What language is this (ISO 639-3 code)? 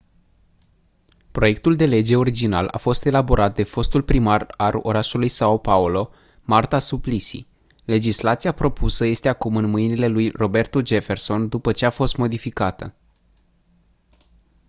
ron